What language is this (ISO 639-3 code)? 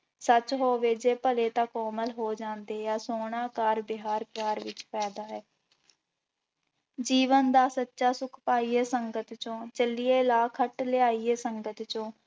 pan